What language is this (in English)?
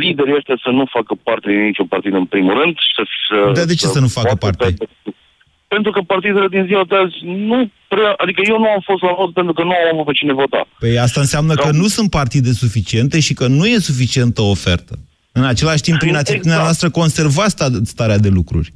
Romanian